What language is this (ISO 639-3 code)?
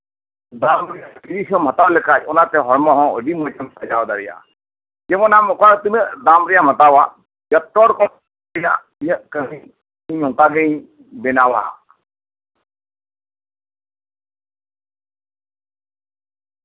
sat